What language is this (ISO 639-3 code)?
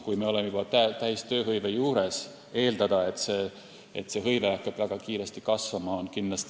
est